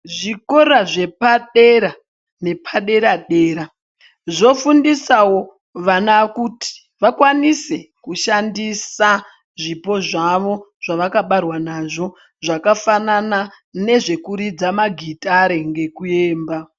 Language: Ndau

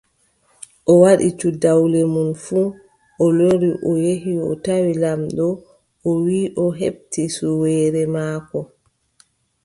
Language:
Adamawa Fulfulde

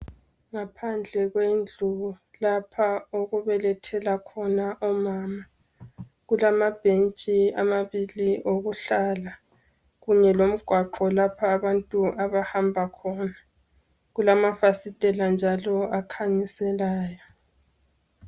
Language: North Ndebele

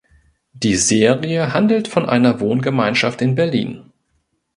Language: German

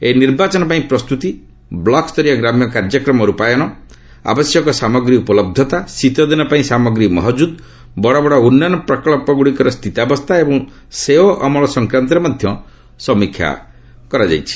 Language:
Odia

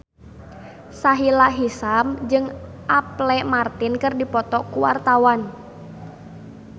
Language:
Sundanese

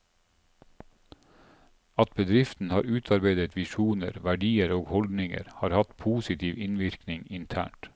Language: Norwegian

